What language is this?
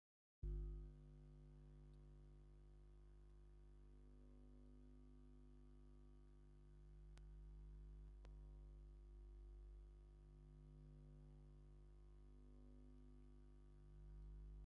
Tigrinya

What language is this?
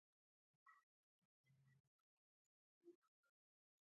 Pashto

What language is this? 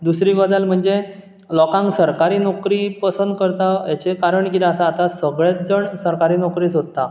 Konkani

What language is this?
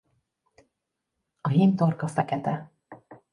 Hungarian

